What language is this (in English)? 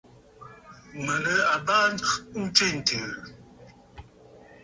Bafut